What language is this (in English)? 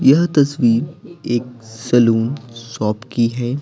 Hindi